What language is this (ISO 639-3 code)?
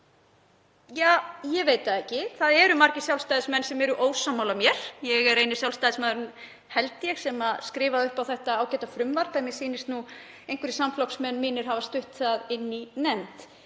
isl